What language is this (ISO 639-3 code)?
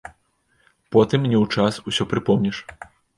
bel